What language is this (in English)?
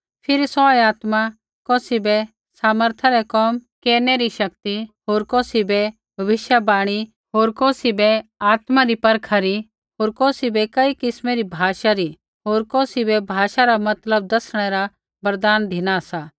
Kullu Pahari